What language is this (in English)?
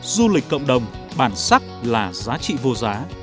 Vietnamese